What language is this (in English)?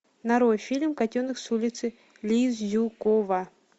Russian